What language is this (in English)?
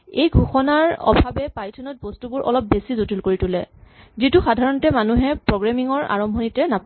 Assamese